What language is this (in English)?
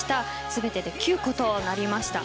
Japanese